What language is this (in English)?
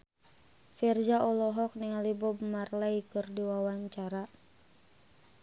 Sundanese